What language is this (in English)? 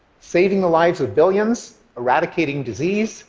English